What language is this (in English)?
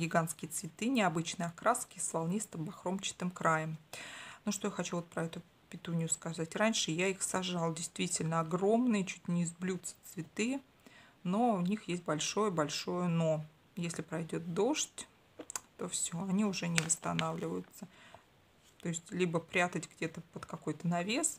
Russian